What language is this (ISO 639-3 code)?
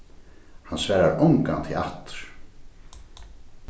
fao